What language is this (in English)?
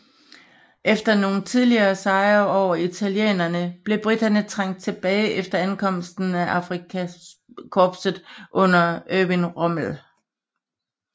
Danish